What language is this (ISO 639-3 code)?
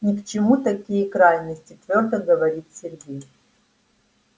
rus